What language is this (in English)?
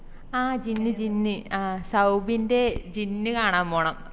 Malayalam